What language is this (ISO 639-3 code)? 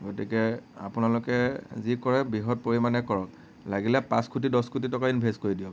asm